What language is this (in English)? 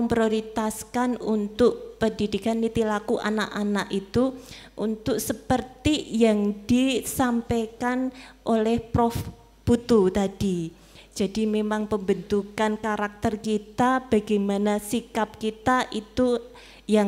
Indonesian